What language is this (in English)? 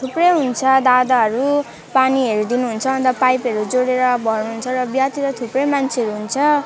Nepali